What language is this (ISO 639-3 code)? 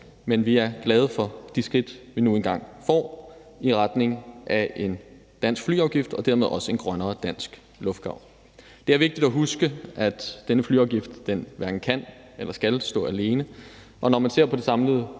dan